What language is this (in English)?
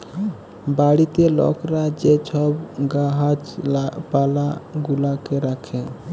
Bangla